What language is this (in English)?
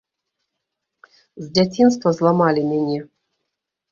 Belarusian